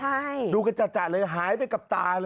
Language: Thai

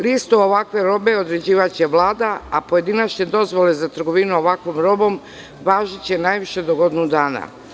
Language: Serbian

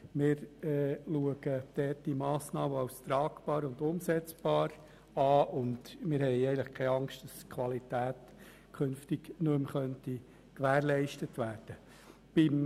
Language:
Swiss German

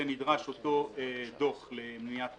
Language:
Hebrew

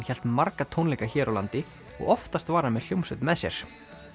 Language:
Icelandic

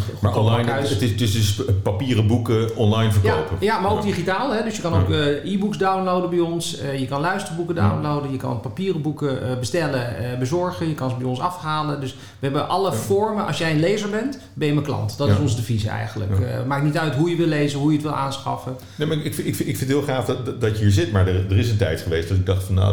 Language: Dutch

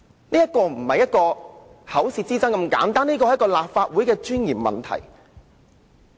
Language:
Cantonese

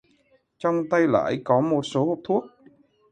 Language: Vietnamese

